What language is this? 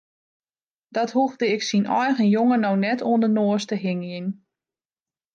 Western Frisian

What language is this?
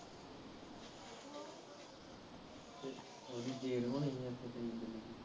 Punjabi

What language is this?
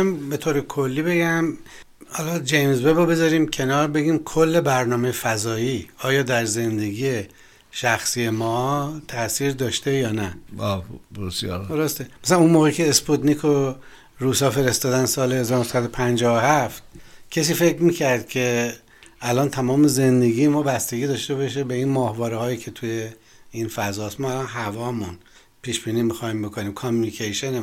Persian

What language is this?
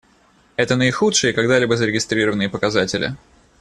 Russian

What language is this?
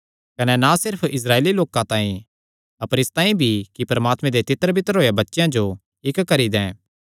Kangri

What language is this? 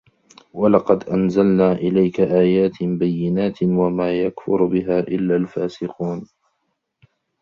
Arabic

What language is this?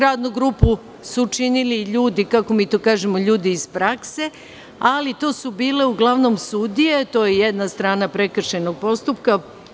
Serbian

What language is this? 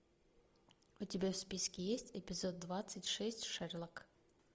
Russian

